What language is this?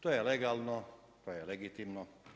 Croatian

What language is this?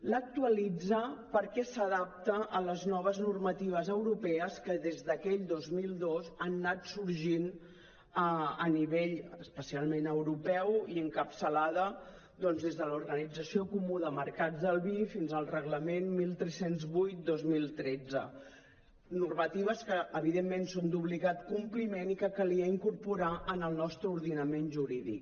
Catalan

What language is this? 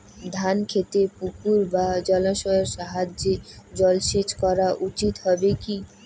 Bangla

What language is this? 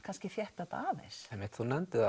Icelandic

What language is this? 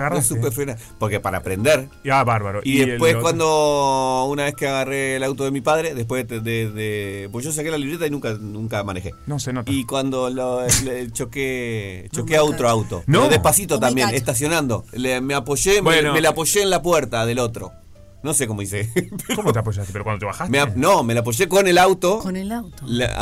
Spanish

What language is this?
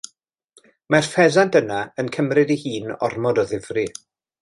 Welsh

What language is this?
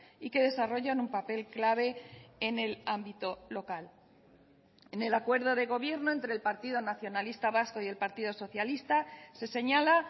Spanish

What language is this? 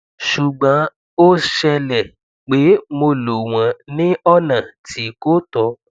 Yoruba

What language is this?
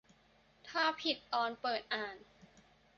Thai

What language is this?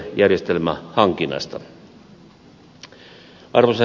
Finnish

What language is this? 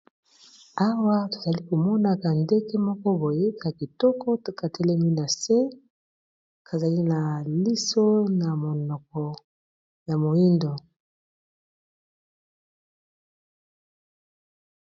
Lingala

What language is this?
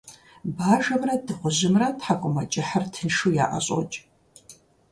Kabardian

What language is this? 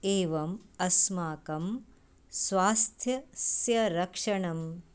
Sanskrit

